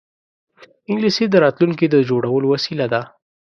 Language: Pashto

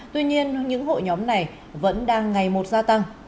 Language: Vietnamese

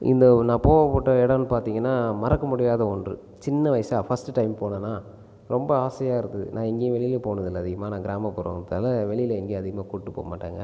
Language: Tamil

